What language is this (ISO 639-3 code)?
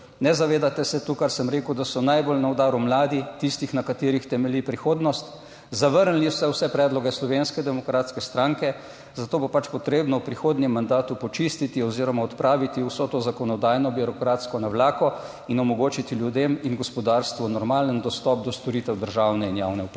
slv